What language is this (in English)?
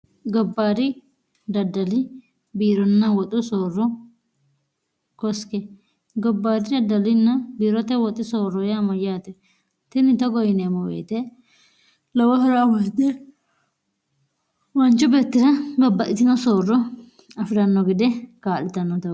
Sidamo